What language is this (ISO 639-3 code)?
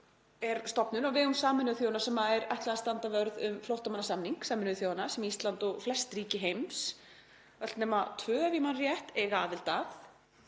isl